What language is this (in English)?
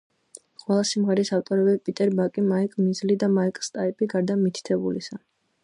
Georgian